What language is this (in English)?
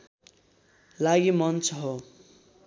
Nepali